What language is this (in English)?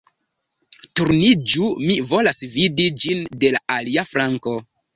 Esperanto